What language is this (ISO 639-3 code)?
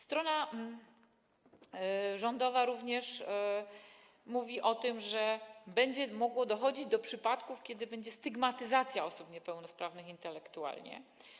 pol